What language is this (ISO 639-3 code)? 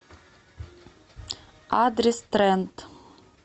rus